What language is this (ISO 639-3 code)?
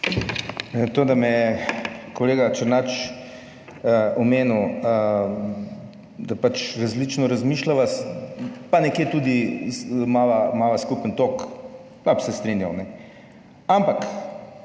slv